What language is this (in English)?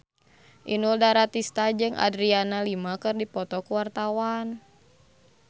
Sundanese